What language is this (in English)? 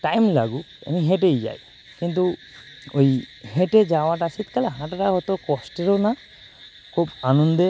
Bangla